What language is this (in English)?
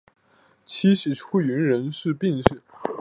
Chinese